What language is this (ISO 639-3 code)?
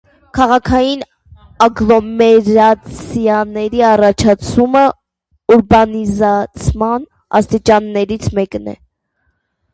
hye